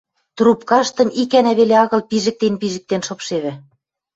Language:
Western Mari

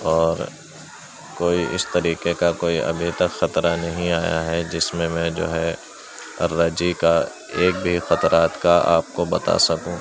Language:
Urdu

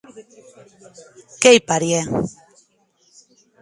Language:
Occitan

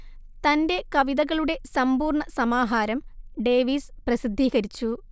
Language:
Malayalam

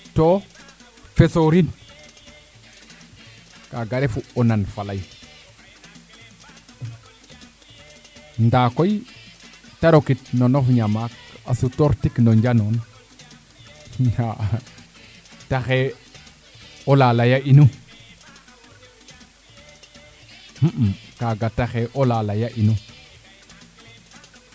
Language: Serer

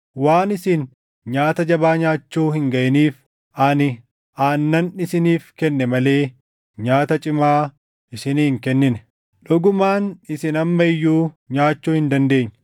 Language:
Oromo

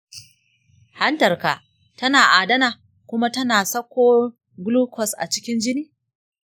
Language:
Hausa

